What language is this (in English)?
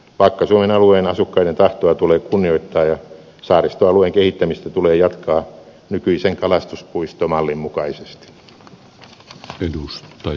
Finnish